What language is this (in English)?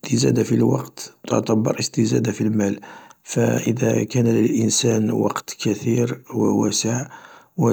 Algerian Arabic